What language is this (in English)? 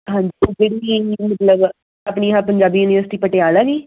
Punjabi